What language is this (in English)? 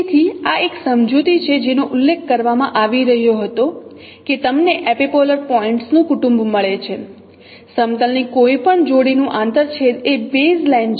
Gujarati